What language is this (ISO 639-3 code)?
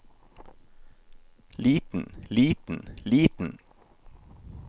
nor